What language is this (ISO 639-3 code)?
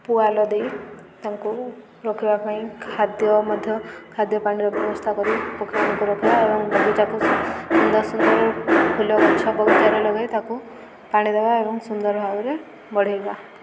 ori